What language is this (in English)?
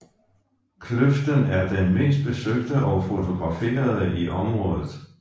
Danish